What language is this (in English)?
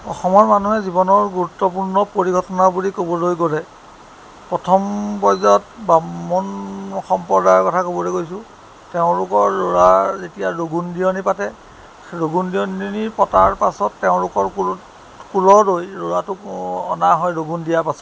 Assamese